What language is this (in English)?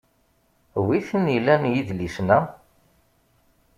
Kabyle